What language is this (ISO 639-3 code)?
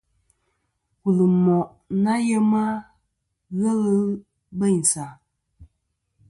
bkm